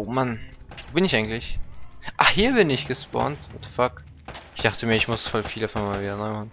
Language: German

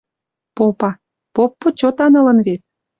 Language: Western Mari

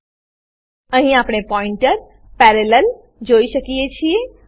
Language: Gujarati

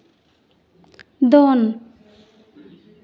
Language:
Santali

